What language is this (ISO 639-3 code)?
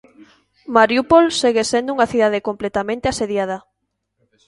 glg